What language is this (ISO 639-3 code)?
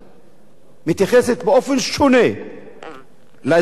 heb